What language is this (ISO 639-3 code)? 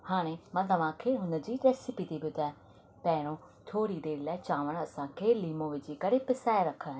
snd